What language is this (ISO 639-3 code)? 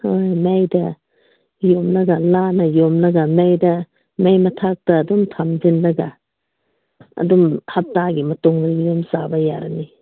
mni